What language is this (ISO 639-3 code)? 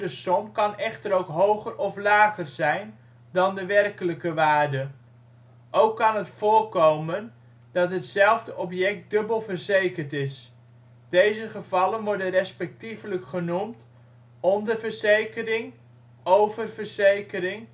nld